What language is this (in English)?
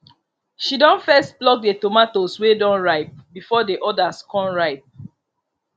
Nigerian Pidgin